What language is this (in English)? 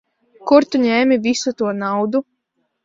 Latvian